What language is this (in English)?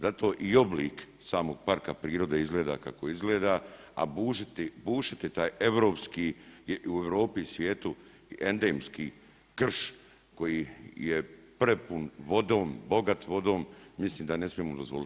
Croatian